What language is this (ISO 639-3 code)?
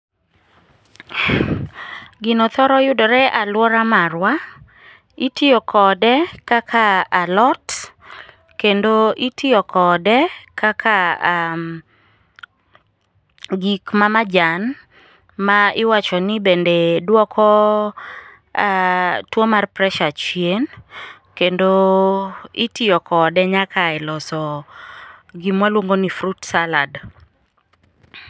luo